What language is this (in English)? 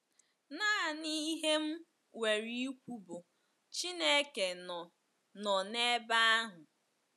Igbo